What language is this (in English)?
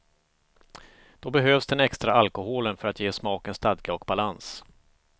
Swedish